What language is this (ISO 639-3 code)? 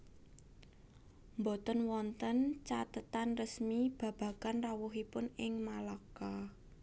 jav